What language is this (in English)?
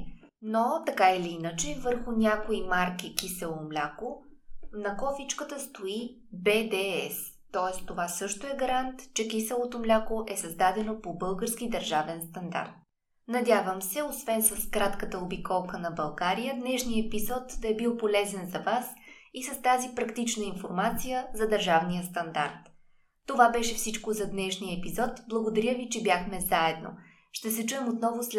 Bulgarian